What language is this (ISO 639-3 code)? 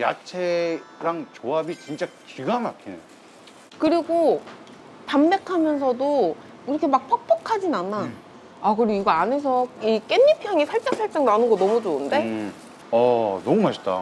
kor